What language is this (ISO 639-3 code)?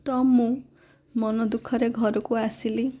ori